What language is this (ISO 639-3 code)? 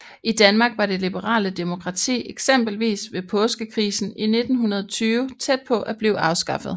dan